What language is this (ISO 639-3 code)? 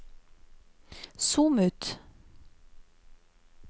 nor